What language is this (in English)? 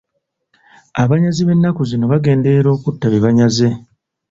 Ganda